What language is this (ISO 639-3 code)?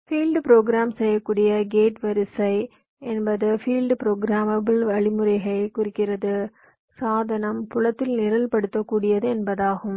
tam